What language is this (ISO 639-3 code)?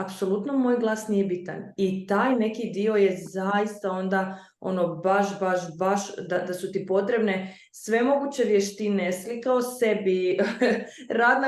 hrv